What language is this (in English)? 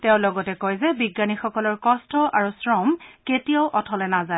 Assamese